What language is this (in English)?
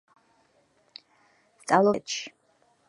Georgian